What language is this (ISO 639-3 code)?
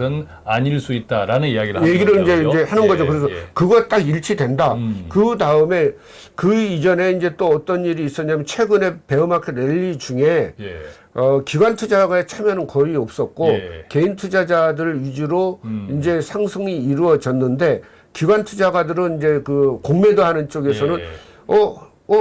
kor